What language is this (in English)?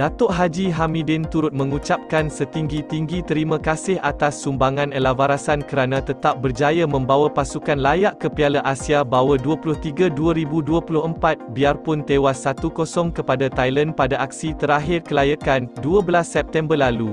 Malay